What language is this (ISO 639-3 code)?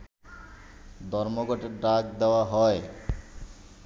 ben